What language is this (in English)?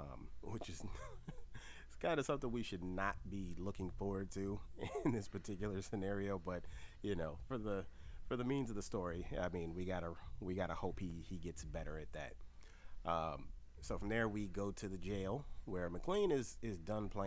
English